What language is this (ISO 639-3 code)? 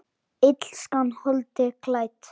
isl